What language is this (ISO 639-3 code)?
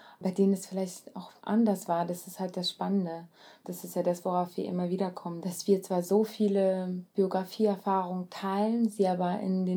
deu